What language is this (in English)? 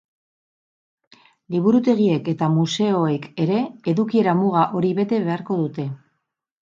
Basque